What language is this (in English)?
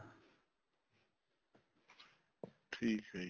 Punjabi